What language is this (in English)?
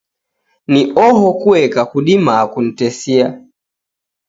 Taita